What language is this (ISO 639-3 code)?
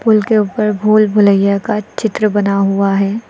hin